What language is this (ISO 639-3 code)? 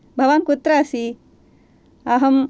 san